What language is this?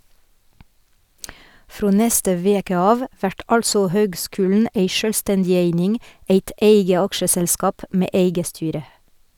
Norwegian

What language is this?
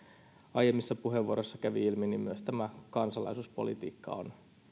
Finnish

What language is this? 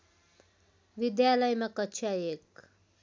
Nepali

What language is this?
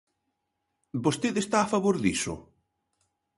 Galician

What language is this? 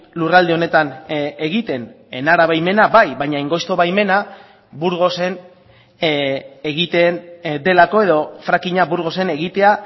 Basque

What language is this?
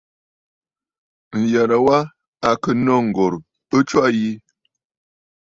Bafut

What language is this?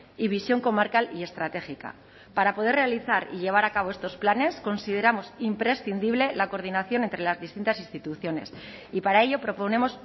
Spanish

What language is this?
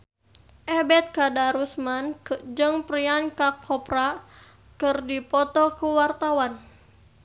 Sundanese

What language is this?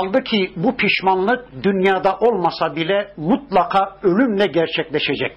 Turkish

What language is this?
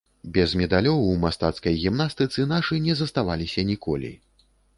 Belarusian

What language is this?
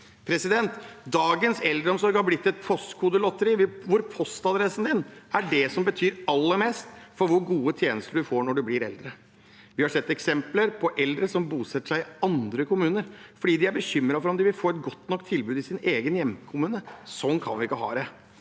Norwegian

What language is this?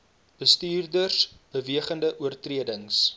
Afrikaans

